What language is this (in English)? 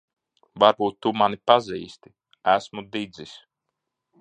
Latvian